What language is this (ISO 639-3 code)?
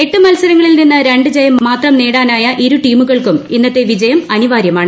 mal